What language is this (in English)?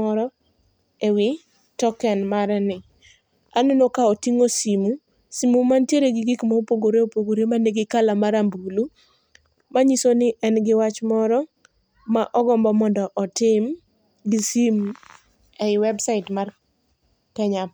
Luo (Kenya and Tanzania)